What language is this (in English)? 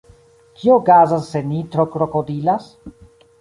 Esperanto